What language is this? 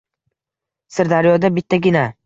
Uzbek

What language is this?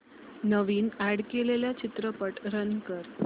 Marathi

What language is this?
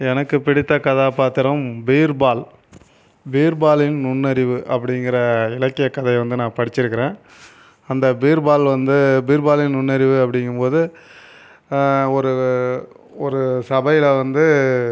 Tamil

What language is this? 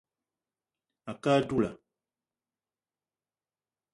Eton (Cameroon)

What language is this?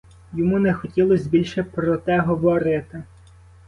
Ukrainian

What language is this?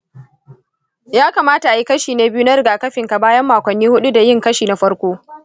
Hausa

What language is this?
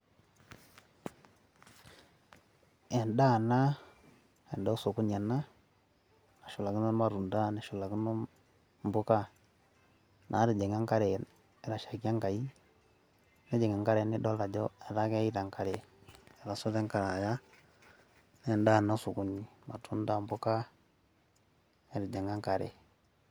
Masai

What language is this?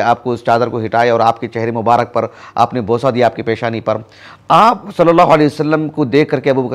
Hindi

